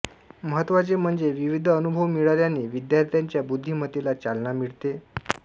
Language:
Marathi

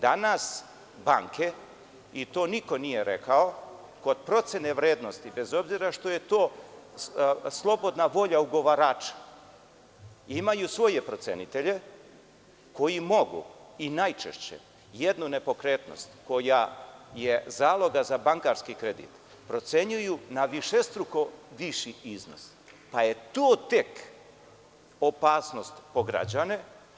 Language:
Serbian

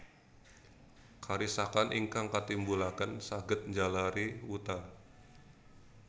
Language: Javanese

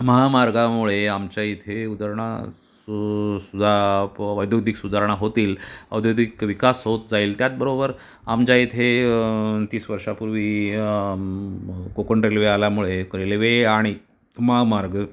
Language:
Marathi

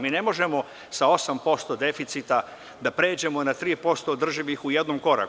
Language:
Serbian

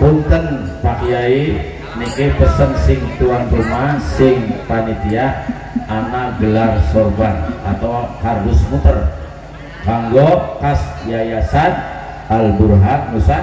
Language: Indonesian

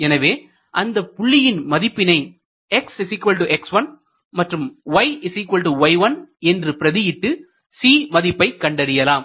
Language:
Tamil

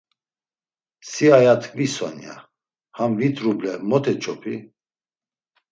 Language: Laz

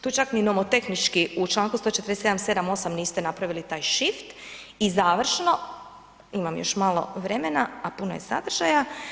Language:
Croatian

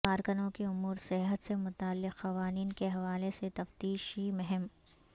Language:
Urdu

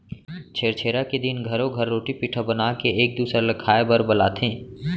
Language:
Chhattisgarhi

